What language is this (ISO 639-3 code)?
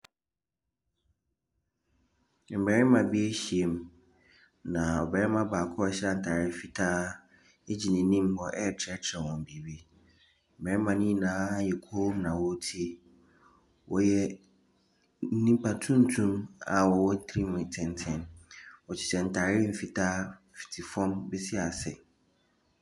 aka